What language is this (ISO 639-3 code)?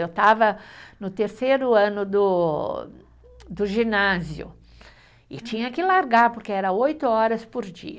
por